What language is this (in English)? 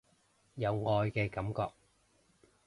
Cantonese